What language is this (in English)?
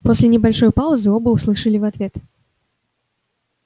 Russian